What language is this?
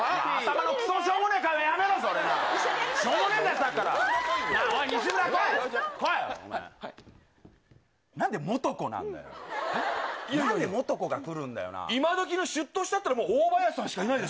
Japanese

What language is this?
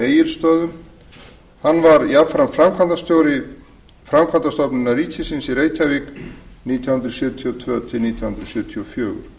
Icelandic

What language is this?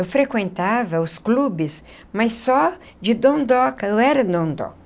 Portuguese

